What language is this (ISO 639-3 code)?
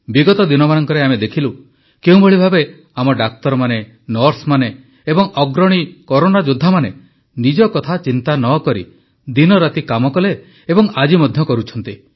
ori